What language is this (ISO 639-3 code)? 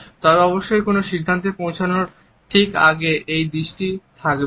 ben